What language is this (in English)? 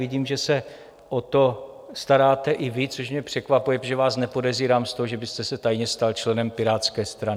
Czech